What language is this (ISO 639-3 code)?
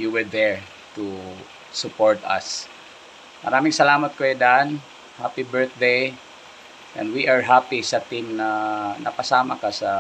fil